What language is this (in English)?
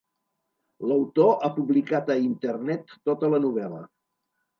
Catalan